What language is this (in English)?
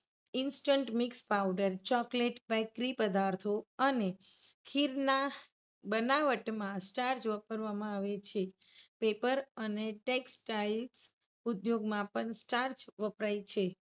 Gujarati